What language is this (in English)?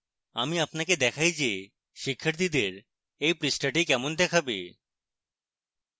Bangla